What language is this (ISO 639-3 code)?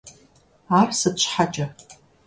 kbd